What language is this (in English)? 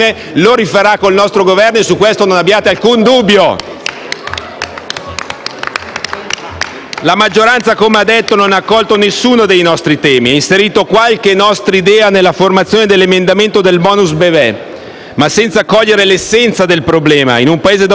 Italian